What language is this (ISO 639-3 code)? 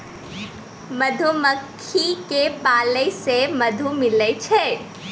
mai